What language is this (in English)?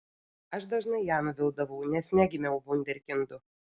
Lithuanian